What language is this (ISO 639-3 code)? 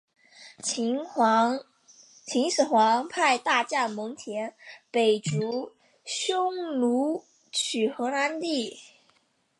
zho